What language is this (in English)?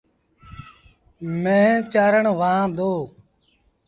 Sindhi Bhil